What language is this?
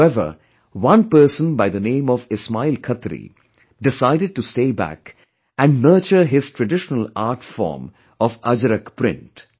English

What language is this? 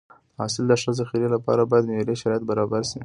Pashto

